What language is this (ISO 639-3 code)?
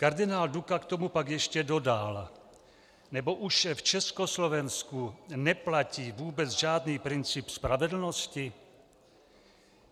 ces